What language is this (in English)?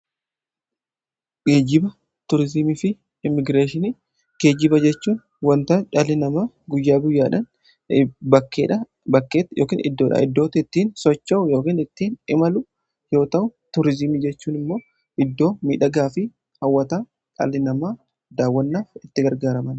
Oromo